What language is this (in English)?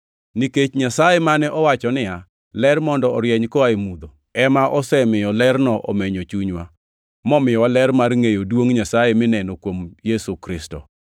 Luo (Kenya and Tanzania)